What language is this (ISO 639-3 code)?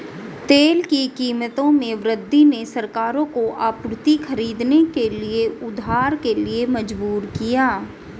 hin